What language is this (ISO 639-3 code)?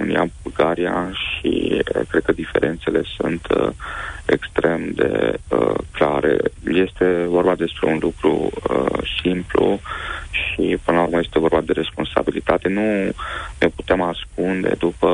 ron